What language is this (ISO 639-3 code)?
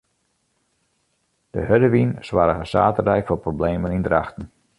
fry